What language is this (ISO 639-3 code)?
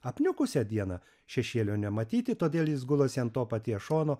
lit